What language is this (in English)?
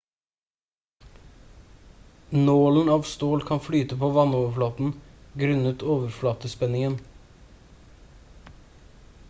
Norwegian Bokmål